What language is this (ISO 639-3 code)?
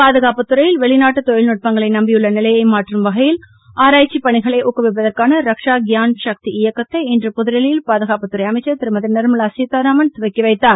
tam